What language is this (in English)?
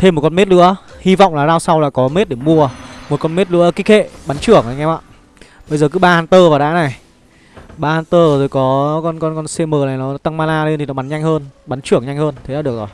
Vietnamese